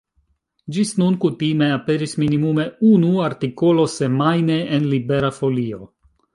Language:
Esperanto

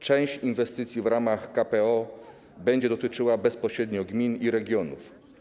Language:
Polish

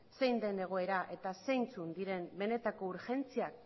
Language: Basque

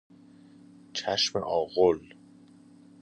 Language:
Persian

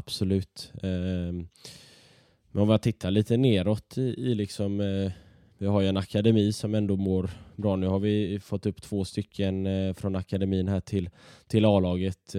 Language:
Swedish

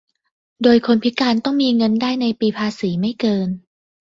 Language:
Thai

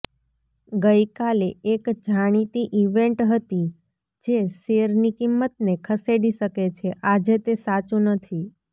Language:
Gujarati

